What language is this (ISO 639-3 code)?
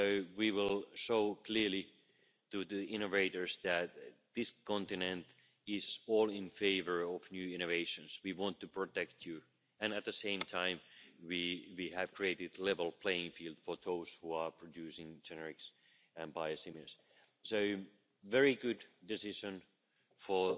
eng